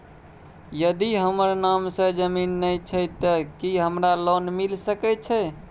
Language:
Maithili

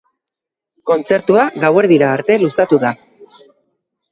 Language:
Basque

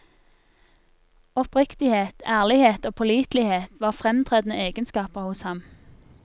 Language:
Norwegian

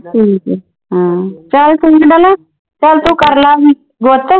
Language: Punjabi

